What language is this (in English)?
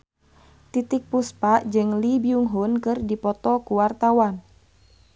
Sundanese